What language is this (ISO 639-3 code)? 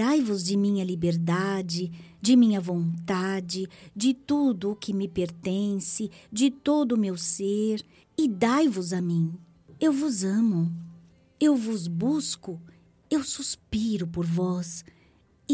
por